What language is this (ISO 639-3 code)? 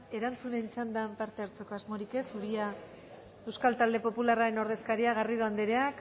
eus